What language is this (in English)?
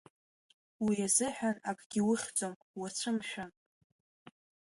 Abkhazian